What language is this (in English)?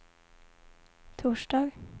Swedish